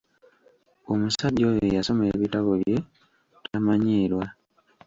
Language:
Ganda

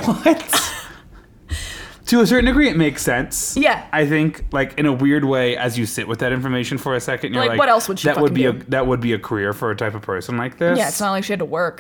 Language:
English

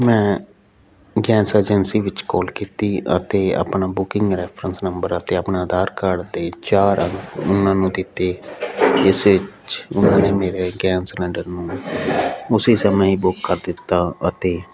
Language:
Punjabi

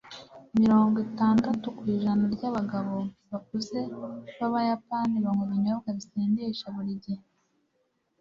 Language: Kinyarwanda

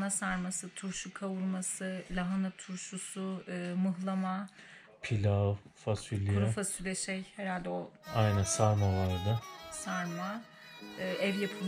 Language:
Turkish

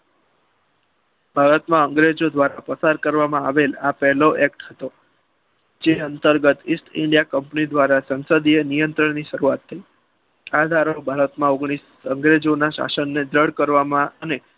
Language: Gujarati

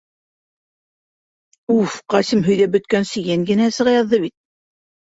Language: Bashkir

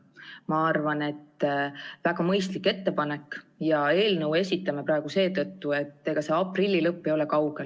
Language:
Estonian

